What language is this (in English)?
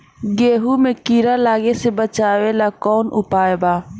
Bhojpuri